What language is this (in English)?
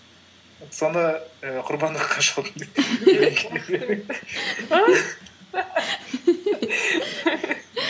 Kazakh